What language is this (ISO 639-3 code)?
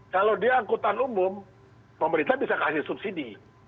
ind